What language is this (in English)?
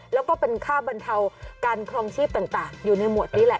Thai